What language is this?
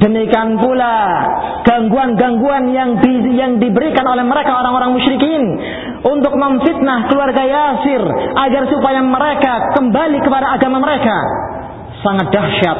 Malay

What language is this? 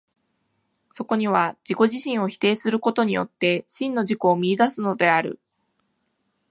Japanese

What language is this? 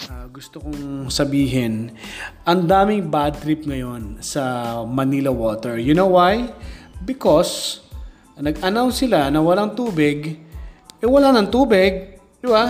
Filipino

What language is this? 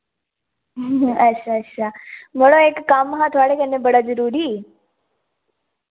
Dogri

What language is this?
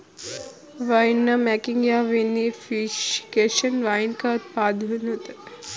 Hindi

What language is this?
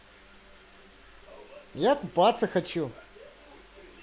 Russian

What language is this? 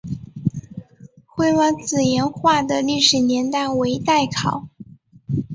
Chinese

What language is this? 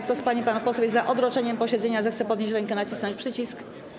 Polish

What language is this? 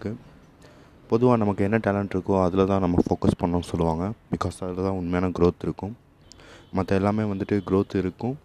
Tamil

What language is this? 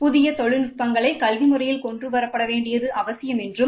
Tamil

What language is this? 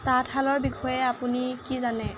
Assamese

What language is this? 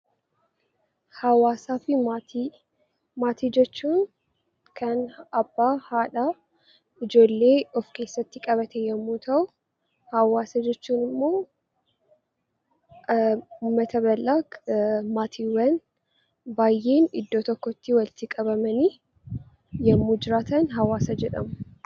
Oromo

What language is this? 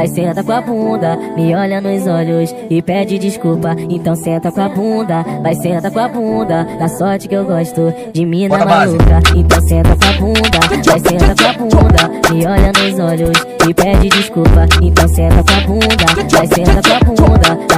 Portuguese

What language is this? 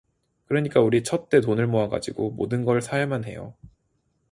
Korean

